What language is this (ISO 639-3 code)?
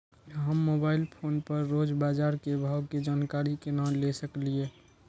mai